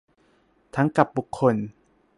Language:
Thai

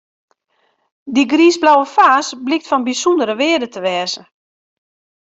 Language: Western Frisian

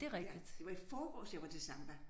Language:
Danish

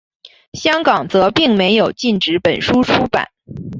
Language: Chinese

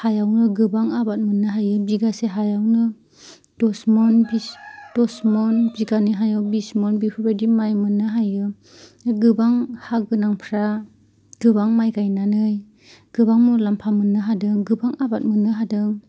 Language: Bodo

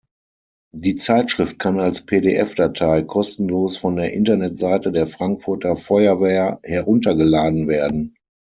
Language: German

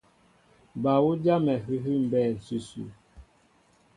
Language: Mbo (Cameroon)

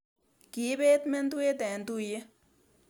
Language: Kalenjin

